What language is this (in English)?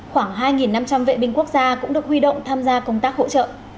Vietnamese